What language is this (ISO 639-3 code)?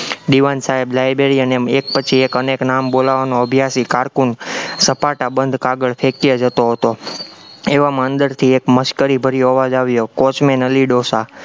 guj